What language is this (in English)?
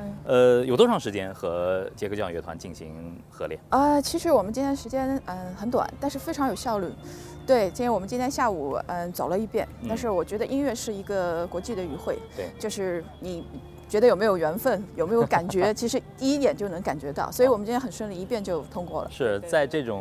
Chinese